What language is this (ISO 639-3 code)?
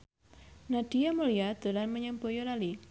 jav